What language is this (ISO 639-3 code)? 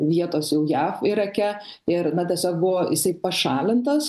lit